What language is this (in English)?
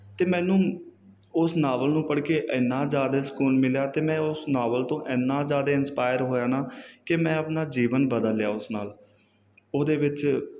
Punjabi